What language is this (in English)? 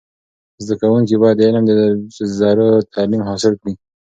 Pashto